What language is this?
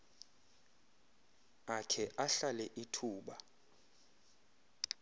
Xhosa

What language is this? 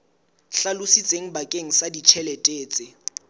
Southern Sotho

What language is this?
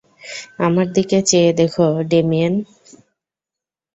Bangla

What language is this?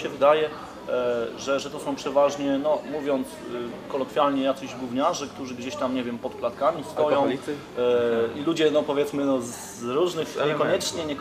Polish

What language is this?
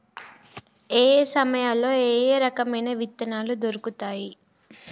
Telugu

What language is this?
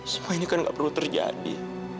Indonesian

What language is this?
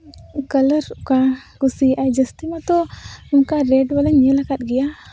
Santali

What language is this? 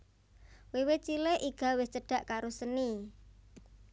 Javanese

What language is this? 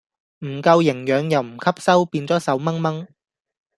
Cantonese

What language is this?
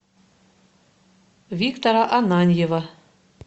Russian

